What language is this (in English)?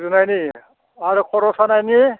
Bodo